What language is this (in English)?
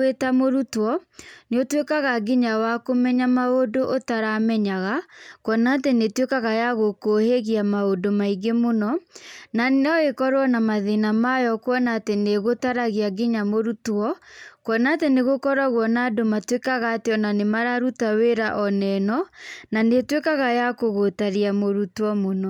Kikuyu